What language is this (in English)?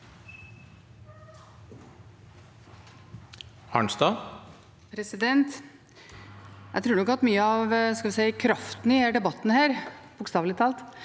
Norwegian